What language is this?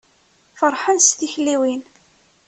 Kabyle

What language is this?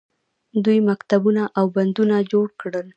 Pashto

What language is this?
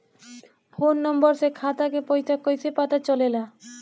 Bhojpuri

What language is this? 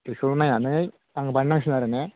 Bodo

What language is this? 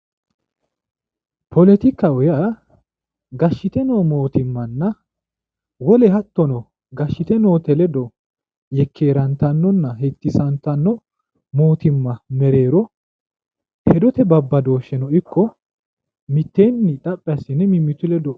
Sidamo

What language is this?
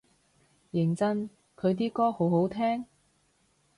Cantonese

